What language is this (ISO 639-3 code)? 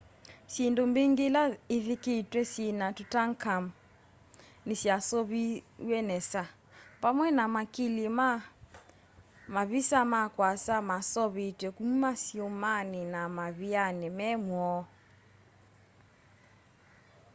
kam